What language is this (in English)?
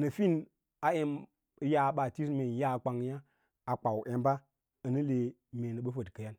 Lala-Roba